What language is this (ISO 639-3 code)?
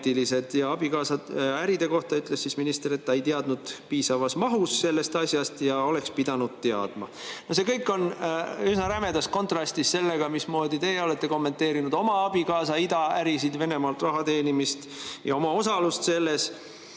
est